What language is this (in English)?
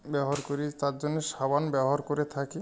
Bangla